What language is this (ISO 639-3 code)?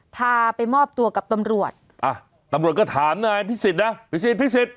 tha